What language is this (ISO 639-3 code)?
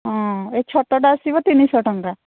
ori